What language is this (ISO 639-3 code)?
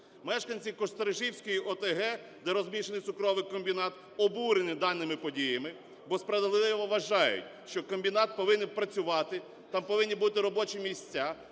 ukr